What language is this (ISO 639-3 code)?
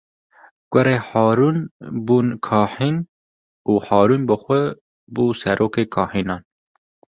kur